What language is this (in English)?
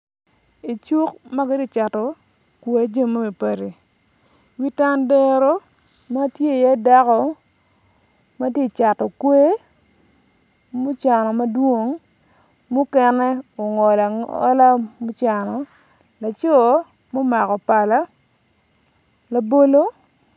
Acoli